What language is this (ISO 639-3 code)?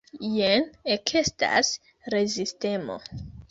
epo